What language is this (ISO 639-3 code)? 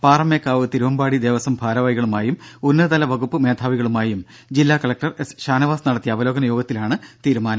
mal